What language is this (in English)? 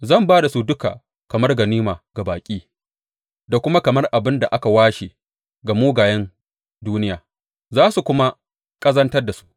Hausa